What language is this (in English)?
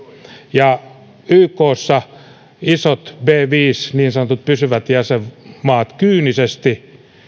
Finnish